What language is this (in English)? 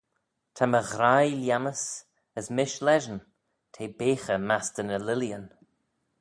Manx